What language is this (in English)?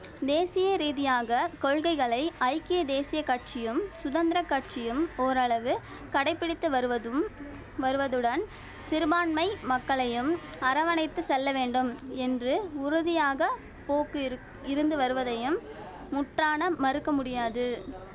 Tamil